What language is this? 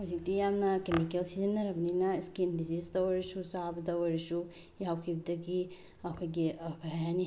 Manipuri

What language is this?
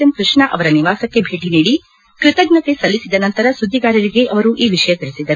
Kannada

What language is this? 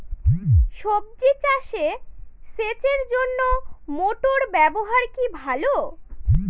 Bangla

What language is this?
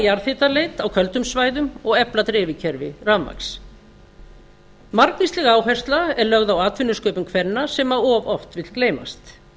Icelandic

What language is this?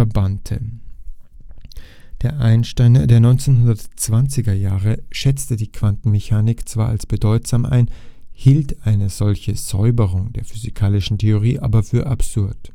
German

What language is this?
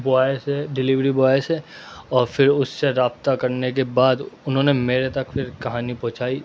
Urdu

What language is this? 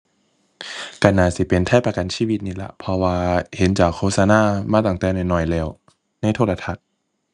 Thai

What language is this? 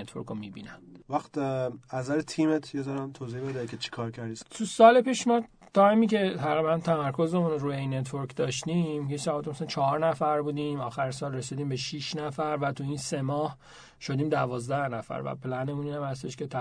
Persian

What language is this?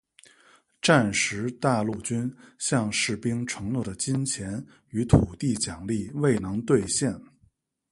Chinese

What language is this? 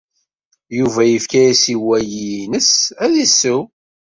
Kabyle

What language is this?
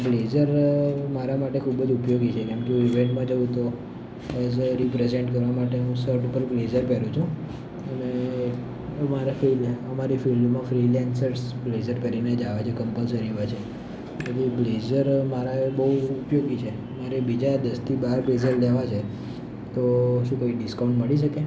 Gujarati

